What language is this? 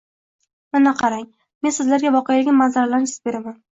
Uzbek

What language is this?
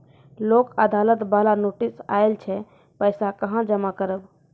Maithili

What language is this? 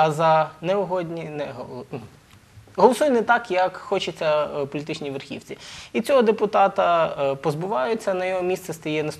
Ukrainian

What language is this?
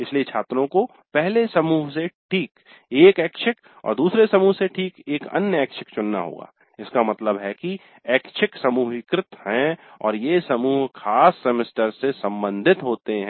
Hindi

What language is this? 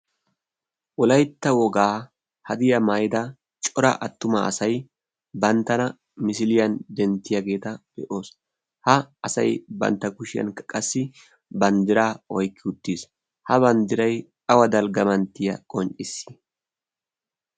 Wolaytta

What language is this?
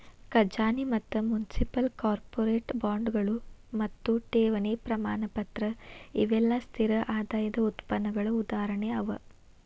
Kannada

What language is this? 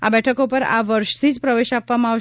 Gujarati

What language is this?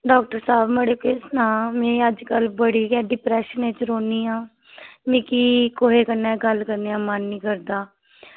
Dogri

